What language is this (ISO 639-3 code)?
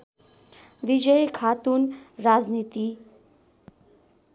nep